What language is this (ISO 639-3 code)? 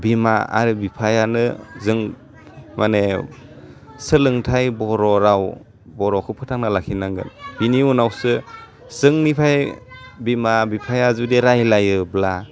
brx